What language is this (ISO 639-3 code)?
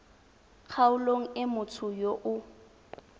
tsn